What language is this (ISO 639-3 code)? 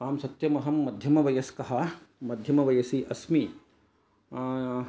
san